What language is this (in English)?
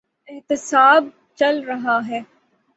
Urdu